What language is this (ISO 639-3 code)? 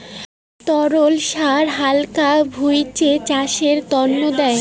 ben